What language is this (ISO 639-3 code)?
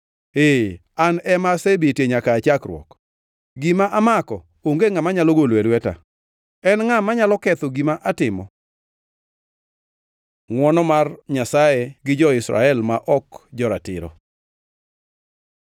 luo